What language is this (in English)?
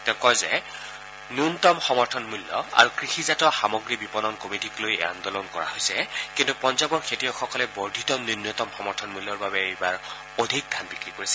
Assamese